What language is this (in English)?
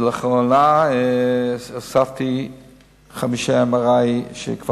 Hebrew